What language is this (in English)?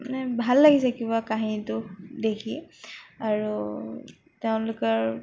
Assamese